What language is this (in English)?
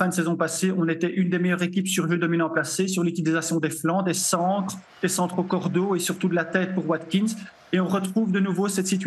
French